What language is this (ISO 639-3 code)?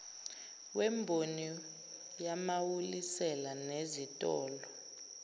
zul